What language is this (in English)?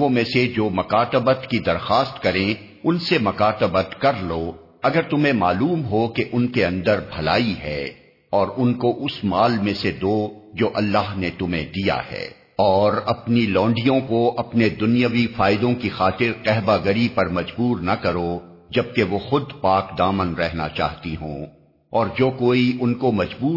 Urdu